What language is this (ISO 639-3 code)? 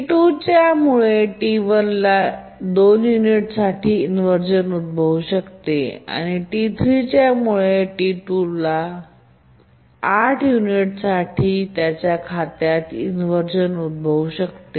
mar